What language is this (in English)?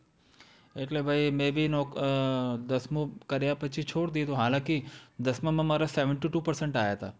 Gujarati